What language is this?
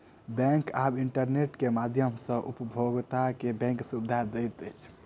Maithili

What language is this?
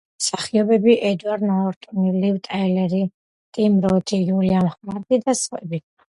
Georgian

